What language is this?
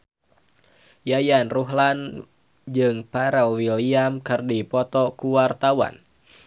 Sundanese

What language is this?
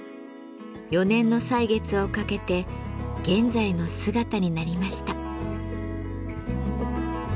Japanese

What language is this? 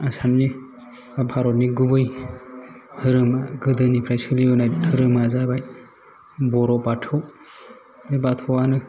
Bodo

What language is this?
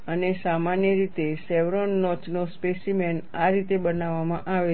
Gujarati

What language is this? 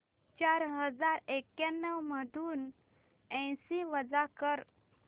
Marathi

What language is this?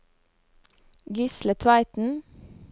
Norwegian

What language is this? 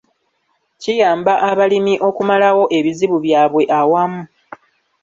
Ganda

